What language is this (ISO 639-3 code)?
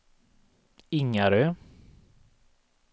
swe